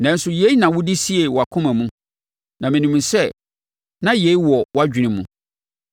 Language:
Akan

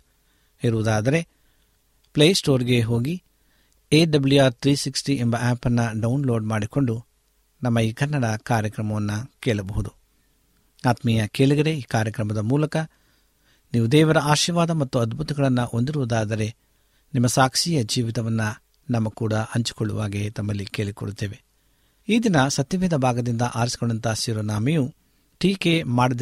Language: Kannada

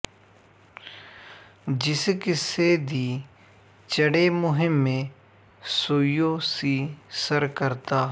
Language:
Punjabi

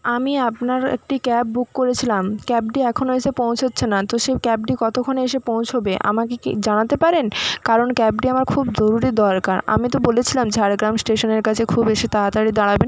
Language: Bangla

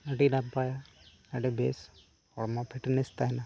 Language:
Santali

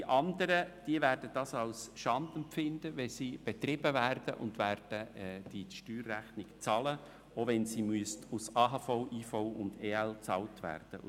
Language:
Swiss German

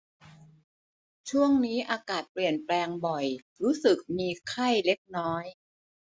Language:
Thai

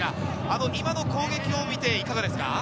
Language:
Japanese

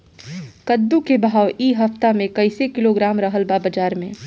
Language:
Bhojpuri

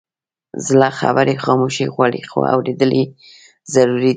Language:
Pashto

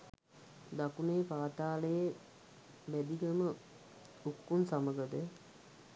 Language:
Sinhala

